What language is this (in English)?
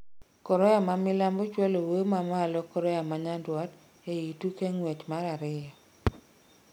Luo (Kenya and Tanzania)